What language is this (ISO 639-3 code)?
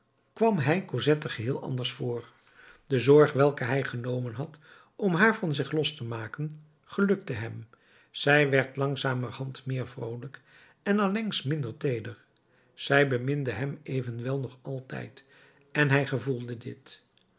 nld